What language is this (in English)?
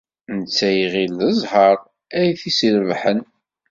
Kabyle